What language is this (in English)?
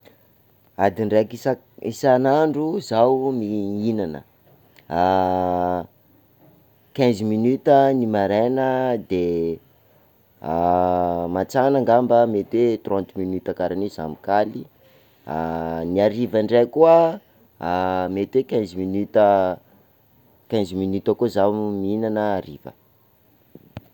Sakalava Malagasy